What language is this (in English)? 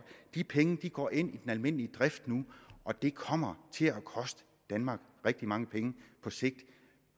Danish